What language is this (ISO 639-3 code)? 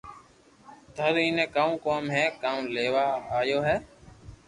lrk